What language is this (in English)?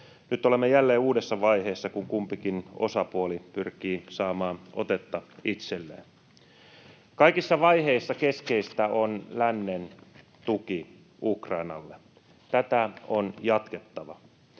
Finnish